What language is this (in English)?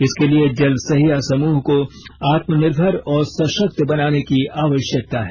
Hindi